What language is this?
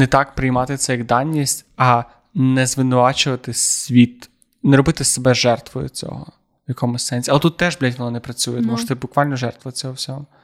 Ukrainian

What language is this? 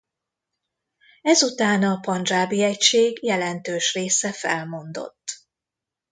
Hungarian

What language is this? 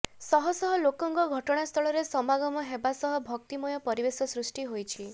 Odia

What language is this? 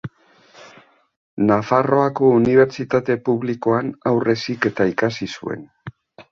Basque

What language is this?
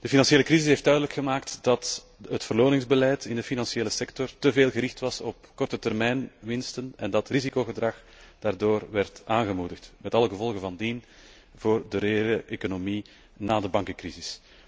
Dutch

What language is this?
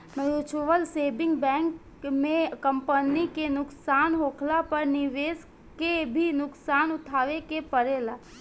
Bhojpuri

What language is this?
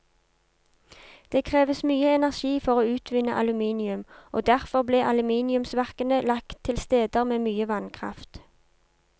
Norwegian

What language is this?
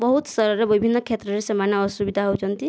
Odia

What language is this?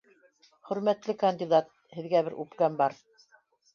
Bashkir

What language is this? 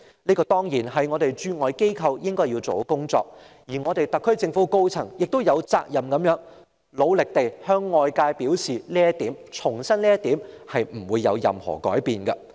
Cantonese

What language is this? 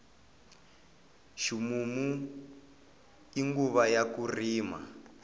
Tsonga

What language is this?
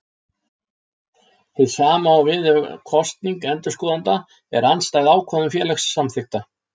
Icelandic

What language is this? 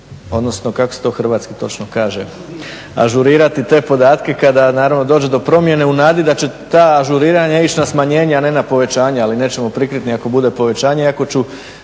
Croatian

